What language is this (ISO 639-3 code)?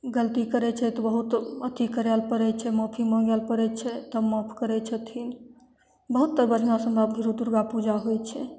mai